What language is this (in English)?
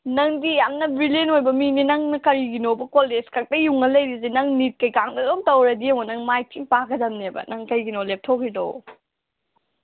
Manipuri